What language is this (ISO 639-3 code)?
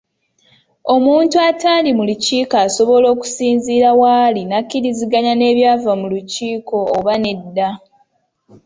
lug